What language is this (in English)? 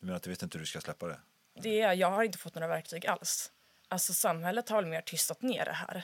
Swedish